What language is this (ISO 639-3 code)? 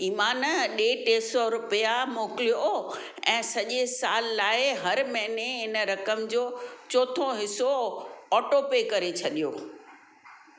snd